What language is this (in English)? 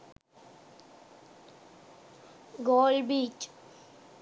Sinhala